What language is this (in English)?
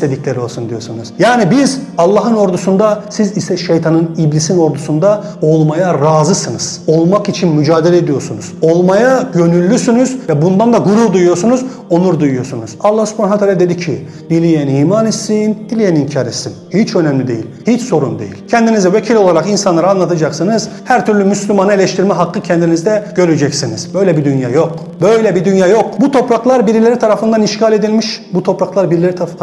Turkish